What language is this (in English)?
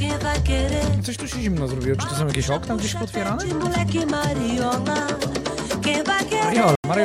Polish